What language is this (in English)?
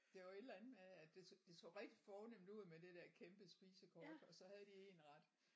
Danish